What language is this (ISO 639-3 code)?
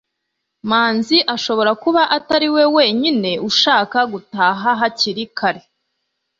kin